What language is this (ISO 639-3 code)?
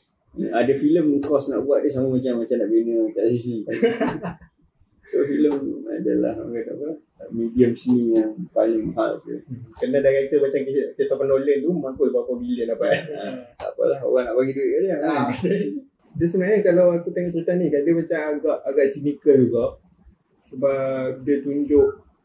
msa